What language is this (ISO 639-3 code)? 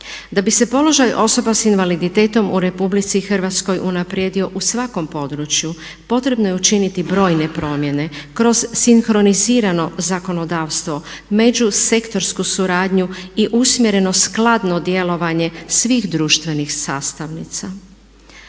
hrv